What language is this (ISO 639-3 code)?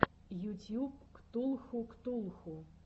rus